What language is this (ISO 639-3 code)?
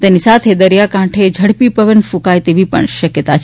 guj